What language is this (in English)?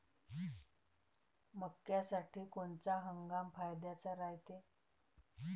Marathi